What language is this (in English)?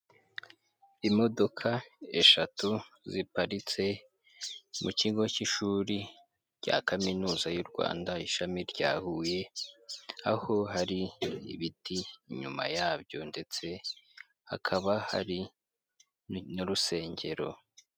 Kinyarwanda